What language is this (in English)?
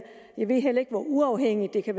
Danish